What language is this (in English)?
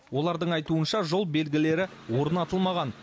Kazakh